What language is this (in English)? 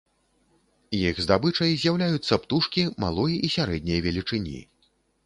Belarusian